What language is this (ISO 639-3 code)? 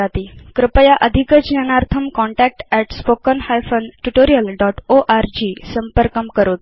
san